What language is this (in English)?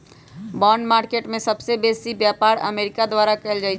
Magahi